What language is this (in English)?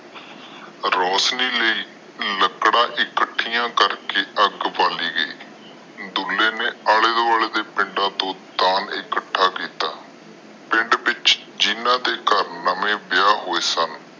Punjabi